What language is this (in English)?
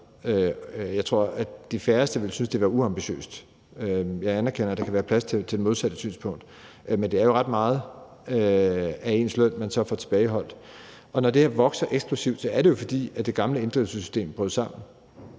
Danish